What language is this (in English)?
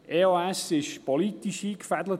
Swiss German